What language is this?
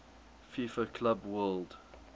English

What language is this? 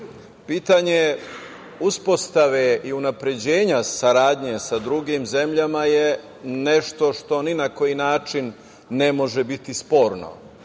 Serbian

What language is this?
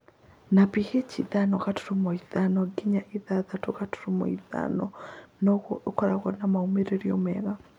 Kikuyu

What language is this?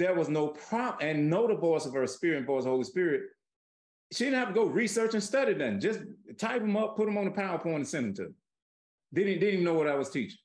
English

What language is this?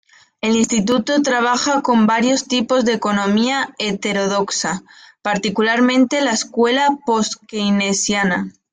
Spanish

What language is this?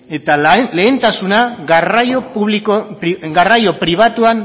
Basque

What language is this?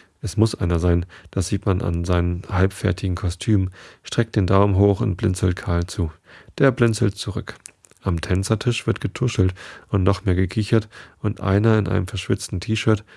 German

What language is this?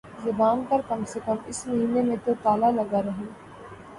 Urdu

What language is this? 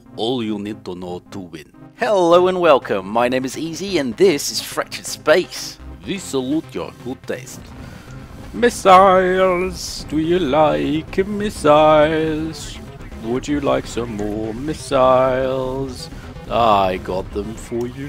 English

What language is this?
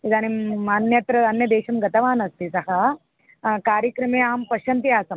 Sanskrit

